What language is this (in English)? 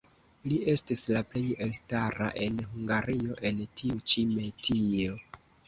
Esperanto